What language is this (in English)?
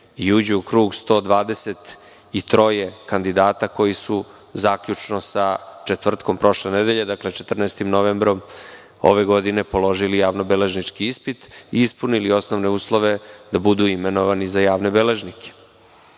Serbian